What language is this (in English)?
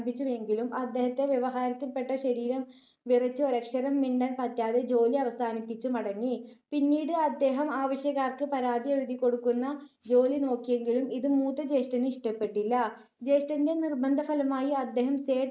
Malayalam